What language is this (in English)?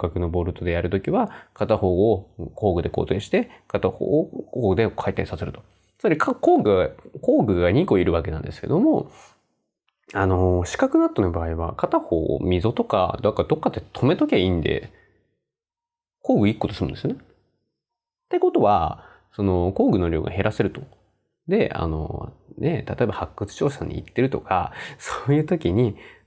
Japanese